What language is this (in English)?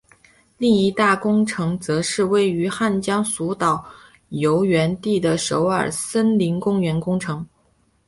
Chinese